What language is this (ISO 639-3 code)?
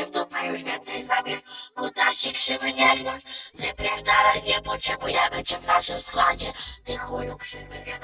pol